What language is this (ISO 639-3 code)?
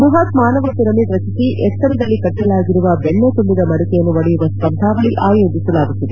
kan